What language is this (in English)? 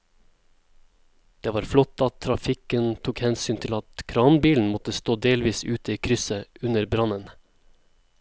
Norwegian